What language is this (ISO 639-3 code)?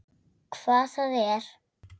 isl